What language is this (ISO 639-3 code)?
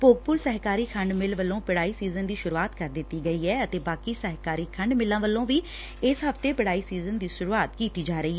pan